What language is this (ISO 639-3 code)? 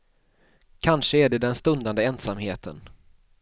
swe